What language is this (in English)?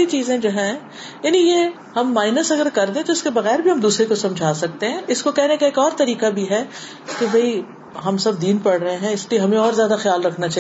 Urdu